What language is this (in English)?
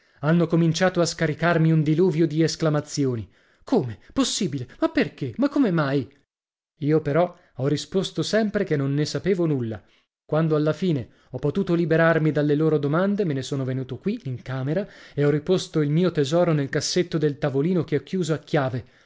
Italian